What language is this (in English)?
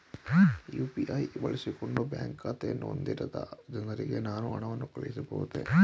Kannada